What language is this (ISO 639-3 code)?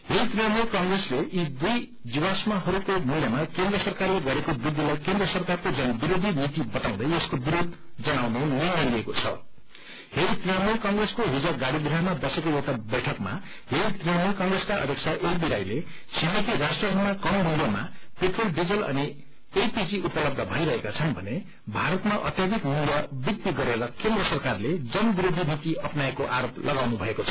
nep